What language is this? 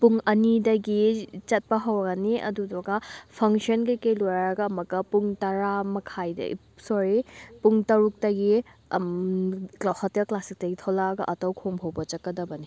Manipuri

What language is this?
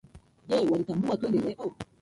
Swahili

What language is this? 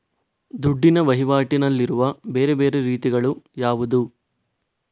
Kannada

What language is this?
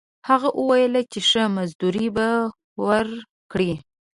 Pashto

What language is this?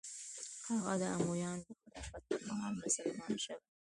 Pashto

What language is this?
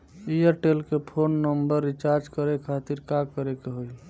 Bhojpuri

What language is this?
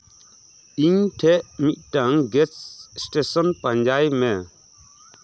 Santali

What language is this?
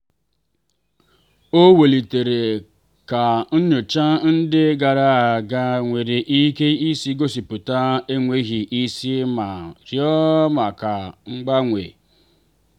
Igbo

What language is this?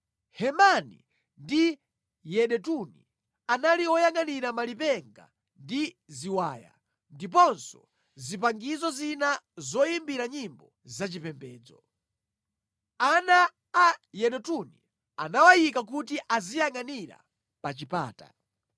Nyanja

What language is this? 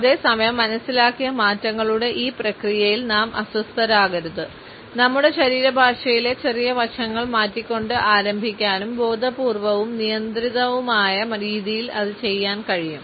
Malayalam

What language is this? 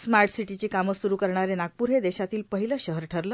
Marathi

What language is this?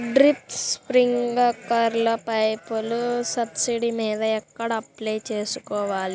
Telugu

